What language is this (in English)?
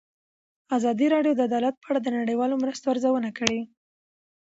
Pashto